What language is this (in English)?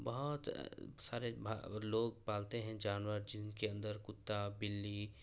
Urdu